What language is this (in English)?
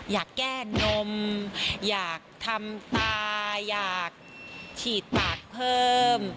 Thai